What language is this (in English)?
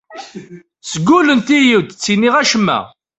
Kabyle